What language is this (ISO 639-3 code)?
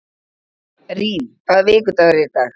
isl